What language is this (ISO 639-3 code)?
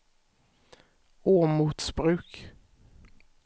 swe